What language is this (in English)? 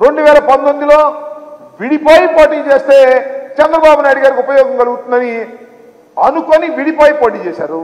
Telugu